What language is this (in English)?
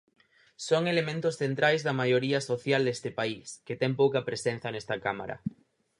Galician